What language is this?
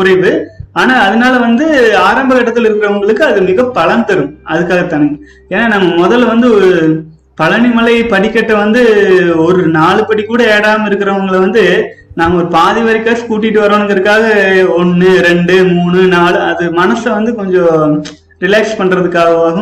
Tamil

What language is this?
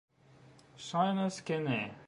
Esperanto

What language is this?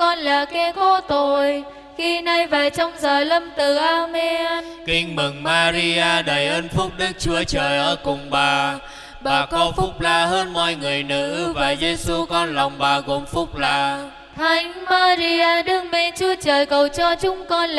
Vietnamese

